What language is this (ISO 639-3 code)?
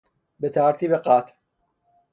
fas